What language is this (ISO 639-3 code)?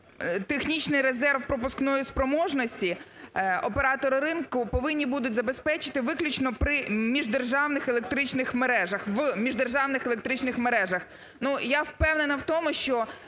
ukr